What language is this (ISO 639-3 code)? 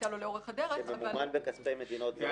heb